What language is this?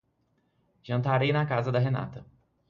Portuguese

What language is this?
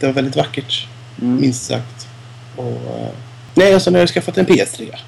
Swedish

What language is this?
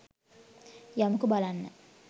Sinhala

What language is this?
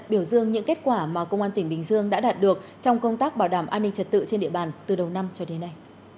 Vietnamese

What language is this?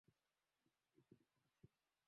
Swahili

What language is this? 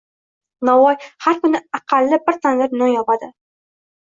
Uzbek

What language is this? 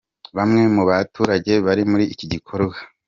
Kinyarwanda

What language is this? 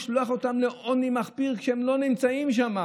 Hebrew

